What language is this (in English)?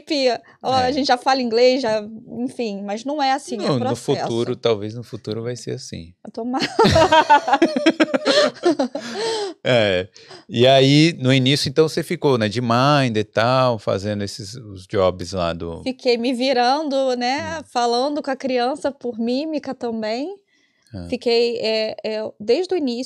Portuguese